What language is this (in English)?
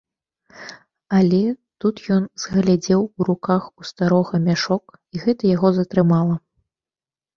Belarusian